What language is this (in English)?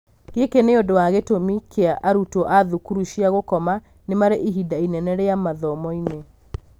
Kikuyu